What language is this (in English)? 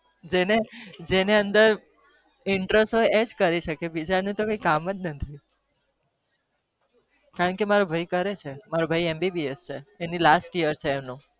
Gujarati